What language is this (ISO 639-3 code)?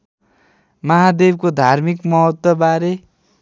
nep